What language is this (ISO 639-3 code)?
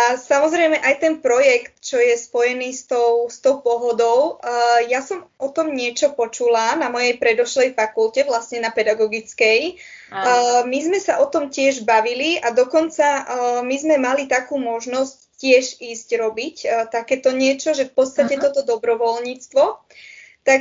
slk